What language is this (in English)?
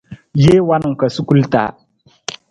Nawdm